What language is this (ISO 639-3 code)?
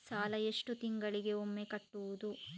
kan